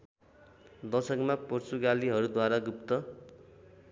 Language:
Nepali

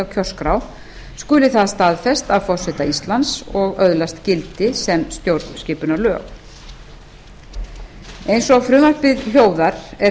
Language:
Icelandic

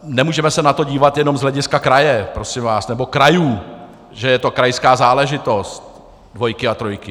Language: Czech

